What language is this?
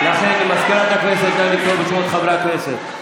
Hebrew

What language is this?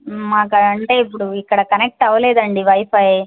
Telugu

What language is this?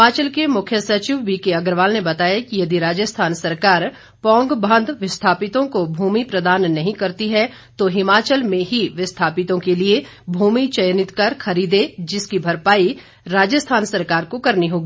Hindi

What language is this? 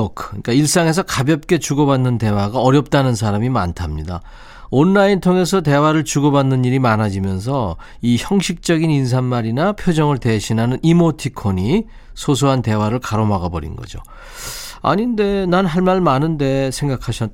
Korean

